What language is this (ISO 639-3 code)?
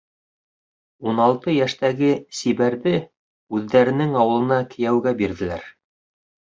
bak